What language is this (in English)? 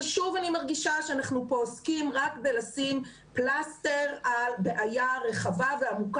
Hebrew